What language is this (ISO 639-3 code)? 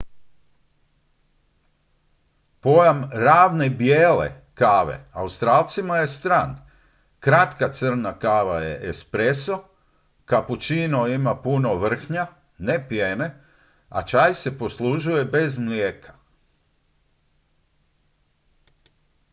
hrv